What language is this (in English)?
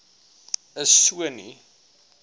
Afrikaans